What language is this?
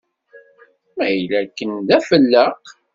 Kabyle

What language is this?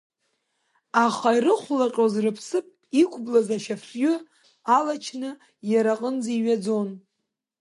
Abkhazian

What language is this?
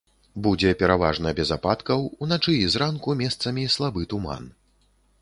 Belarusian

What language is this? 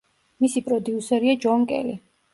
Georgian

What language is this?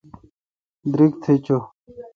Kalkoti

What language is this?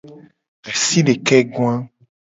Gen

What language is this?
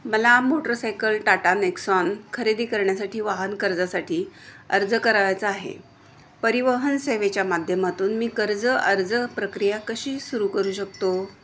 Marathi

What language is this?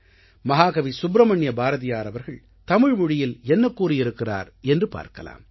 Tamil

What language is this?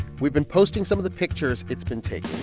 English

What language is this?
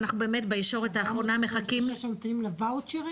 Hebrew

